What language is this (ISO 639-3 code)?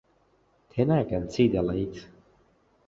ckb